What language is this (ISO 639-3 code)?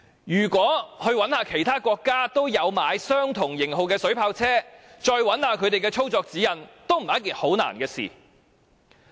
yue